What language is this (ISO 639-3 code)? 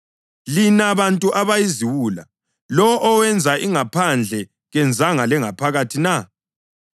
nde